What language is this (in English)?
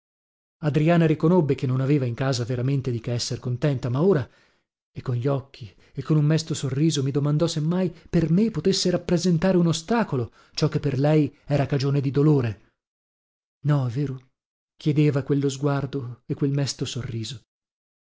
Italian